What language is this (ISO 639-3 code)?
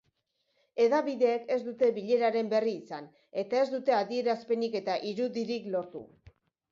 eus